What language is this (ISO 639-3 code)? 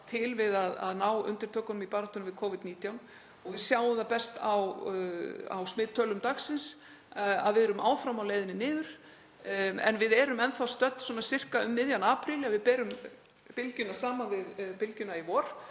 isl